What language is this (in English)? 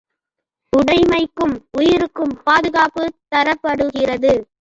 Tamil